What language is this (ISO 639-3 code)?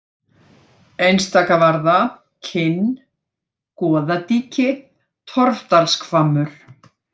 isl